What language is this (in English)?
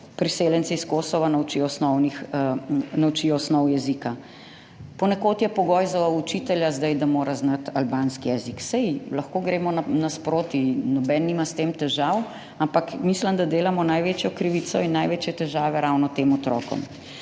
Slovenian